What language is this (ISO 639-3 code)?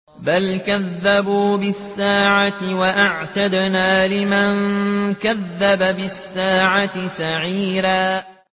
ara